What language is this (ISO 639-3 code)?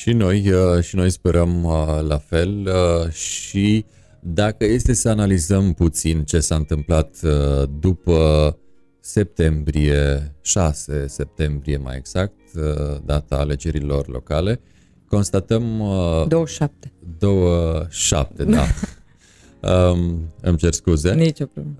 ron